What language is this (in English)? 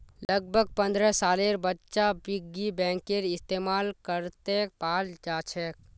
Magahi